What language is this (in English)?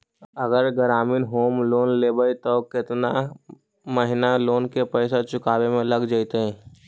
Magahi